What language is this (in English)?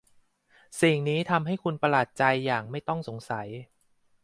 Thai